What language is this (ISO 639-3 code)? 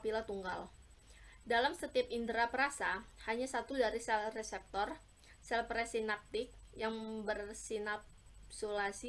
ind